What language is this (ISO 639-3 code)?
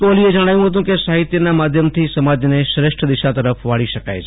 guj